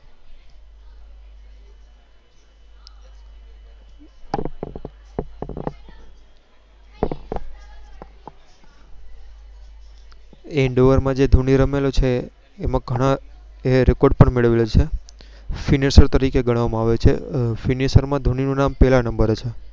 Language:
Gujarati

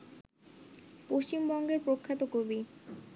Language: Bangla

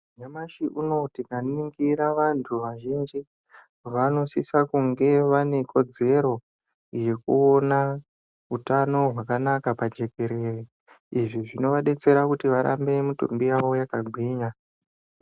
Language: Ndau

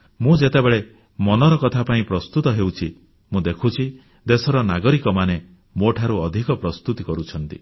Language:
Odia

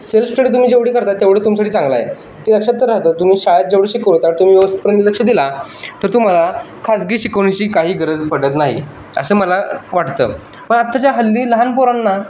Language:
Marathi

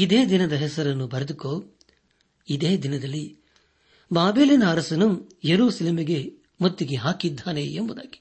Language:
Kannada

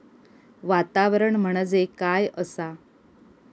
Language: Marathi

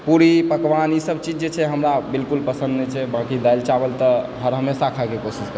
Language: Maithili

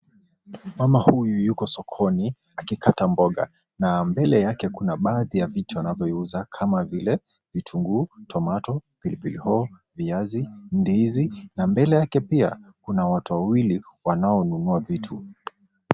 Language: Swahili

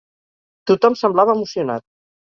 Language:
Catalan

